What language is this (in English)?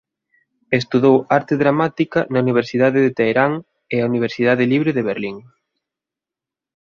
Galician